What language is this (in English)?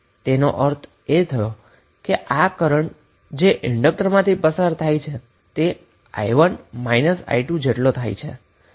Gujarati